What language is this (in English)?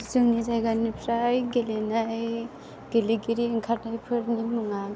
Bodo